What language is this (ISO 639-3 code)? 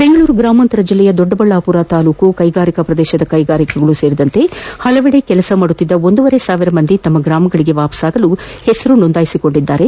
kan